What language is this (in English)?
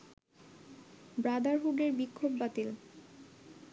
Bangla